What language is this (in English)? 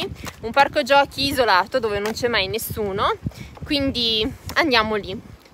Italian